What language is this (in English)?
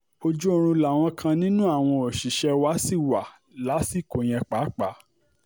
Yoruba